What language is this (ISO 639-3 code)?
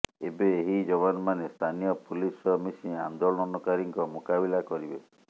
ori